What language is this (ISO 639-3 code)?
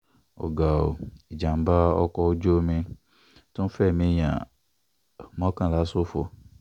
yor